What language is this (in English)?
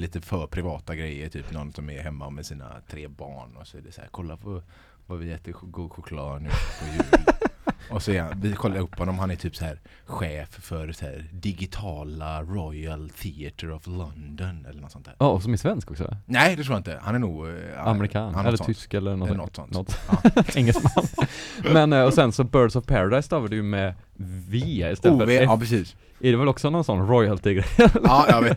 Swedish